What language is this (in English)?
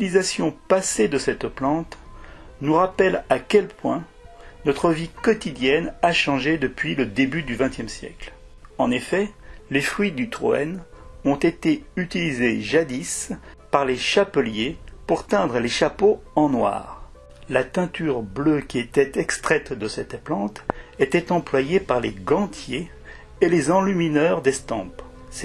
French